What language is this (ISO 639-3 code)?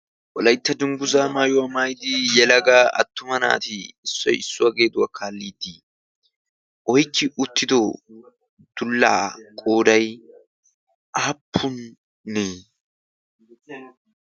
wal